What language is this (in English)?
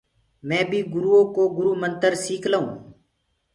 Gurgula